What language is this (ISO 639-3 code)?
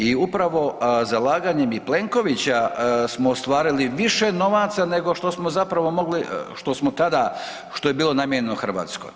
hrv